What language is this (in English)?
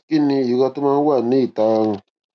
Yoruba